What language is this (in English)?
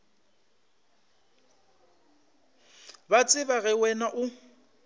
Northern Sotho